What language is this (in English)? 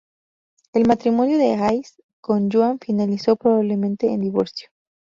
Spanish